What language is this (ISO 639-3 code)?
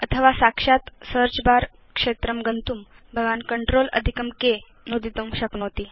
san